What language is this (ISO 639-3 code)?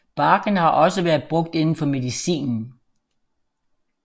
dan